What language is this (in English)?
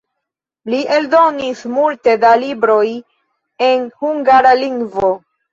Esperanto